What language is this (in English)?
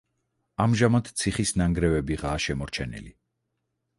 Georgian